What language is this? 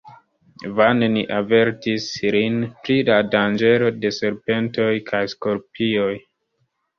Esperanto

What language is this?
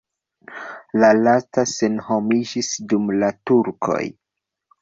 Esperanto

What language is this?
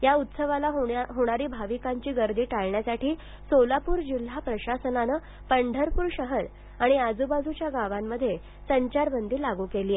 Marathi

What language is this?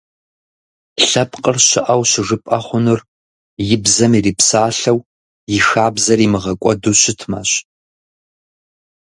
Kabardian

